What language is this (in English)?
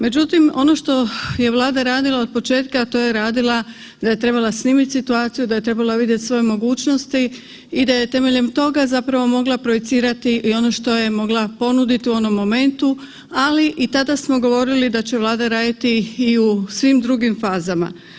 Croatian